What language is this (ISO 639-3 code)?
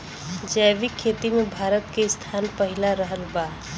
bho